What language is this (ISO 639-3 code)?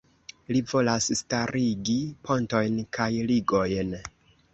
epo